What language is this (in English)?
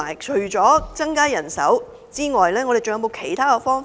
Cantonese